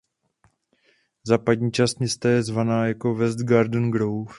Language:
Czech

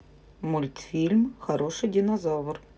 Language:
Russian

